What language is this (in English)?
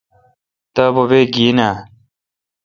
Kalkoti